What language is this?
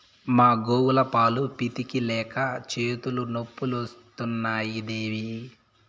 Telugu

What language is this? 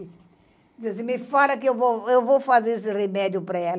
Portuguese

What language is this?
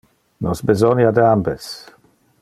Interlingua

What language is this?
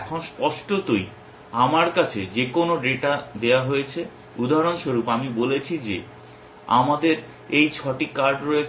Bangla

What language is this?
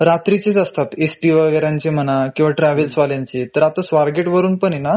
Marathi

